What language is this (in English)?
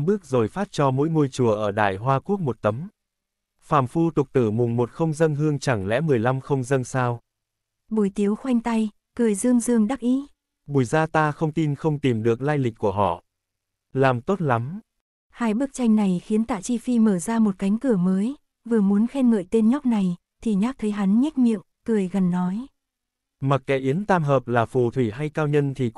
Vietnamese